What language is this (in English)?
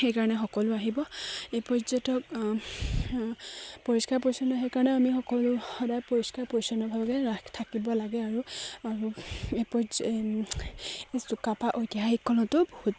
Assamese